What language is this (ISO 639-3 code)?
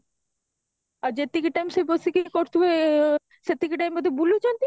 ori